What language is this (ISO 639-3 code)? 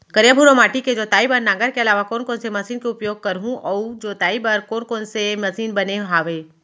hne